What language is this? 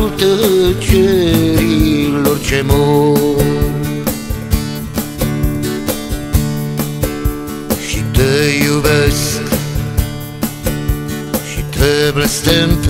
Romanian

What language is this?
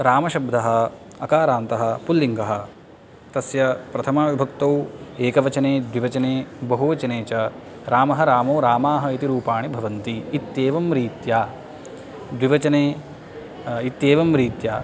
Sanskrit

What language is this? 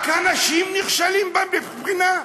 Hebrew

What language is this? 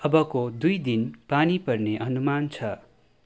Nepali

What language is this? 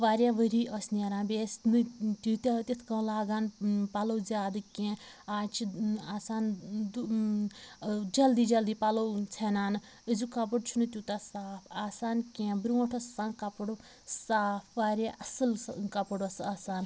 Kashmiri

